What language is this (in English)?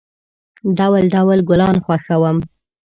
Pashto